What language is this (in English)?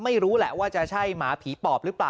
Thai